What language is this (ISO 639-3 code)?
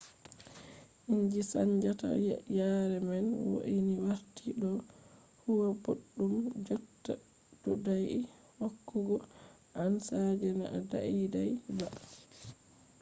ful